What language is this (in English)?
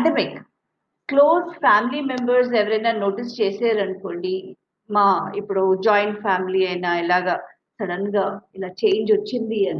Telugu